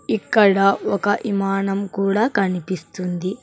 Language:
Telugu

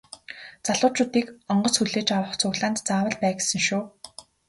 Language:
Mongolian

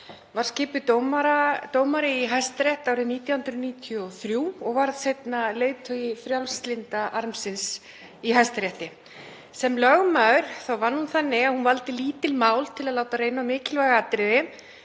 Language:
Icelandic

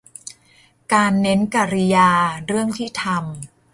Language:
Thai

